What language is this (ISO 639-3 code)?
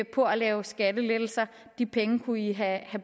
dan